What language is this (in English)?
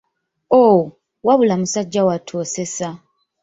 Ganda